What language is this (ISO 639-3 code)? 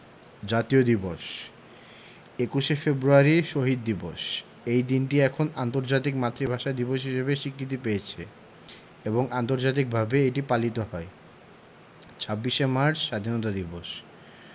ben